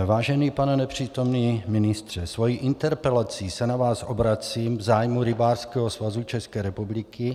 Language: Czech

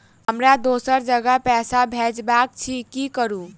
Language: Maithili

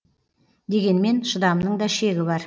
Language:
Kazakh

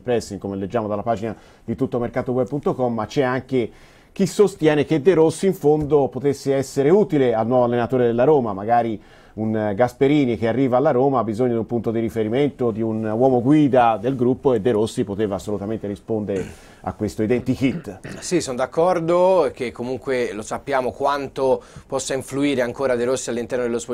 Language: Italian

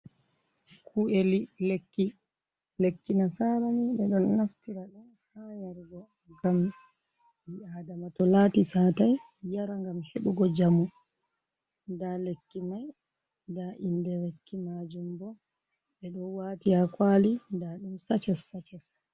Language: Fula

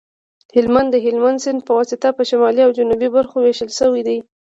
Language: Pashto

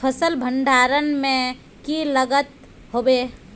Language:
Magahi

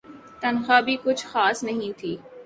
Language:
Urdu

